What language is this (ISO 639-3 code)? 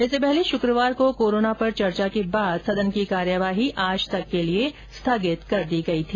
hin